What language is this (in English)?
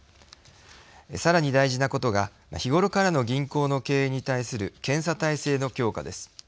Japanese